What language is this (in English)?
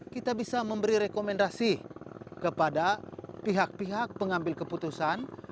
Indonesian